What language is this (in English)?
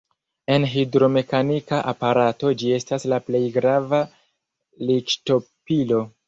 Esperanto